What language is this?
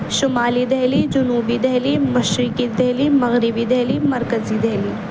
Urdu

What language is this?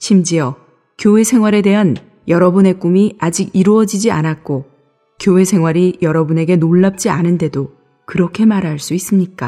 Korean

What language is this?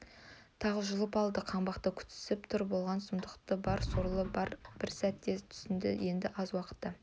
Kazakh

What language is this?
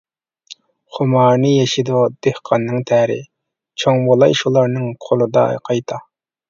Uyghur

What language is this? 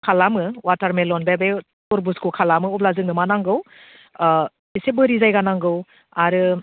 Bodo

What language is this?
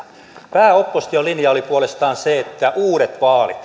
Finnish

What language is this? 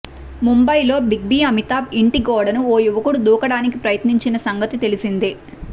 Telugu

